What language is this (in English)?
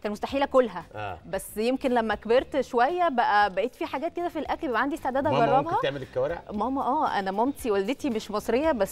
Arabic